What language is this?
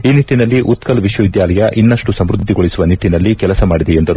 Kannada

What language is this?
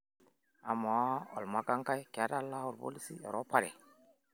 Masai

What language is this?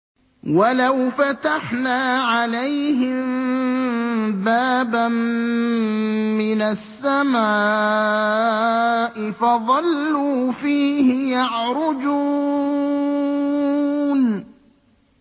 Arabic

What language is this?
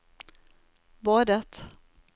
Norwegian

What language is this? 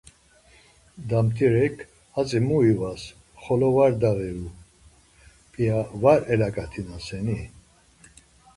Laz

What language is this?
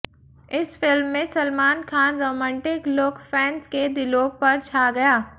Hindi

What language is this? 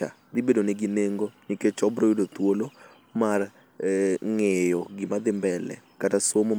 Luo (Kenya and Tanzania)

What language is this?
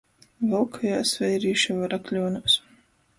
Latgalian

